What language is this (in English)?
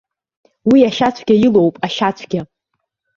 Abkhazian